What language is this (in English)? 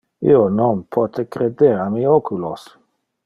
Interlingua